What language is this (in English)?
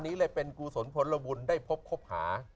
Thai